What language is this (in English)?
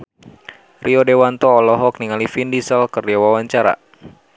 Sundanese